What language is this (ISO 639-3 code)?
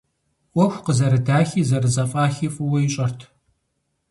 kbd